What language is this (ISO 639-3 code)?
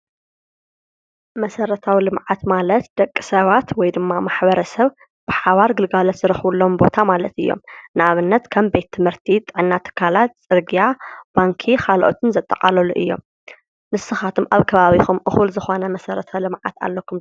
tir